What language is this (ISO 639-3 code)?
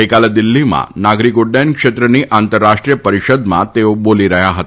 guj